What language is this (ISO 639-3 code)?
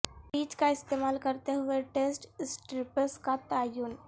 urd